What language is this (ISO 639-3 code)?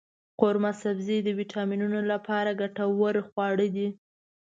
pus